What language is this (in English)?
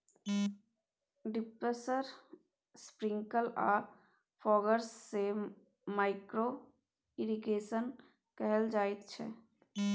Maithili